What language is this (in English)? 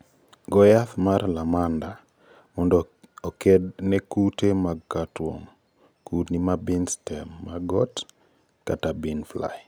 Luo (Kenya and Tanzania)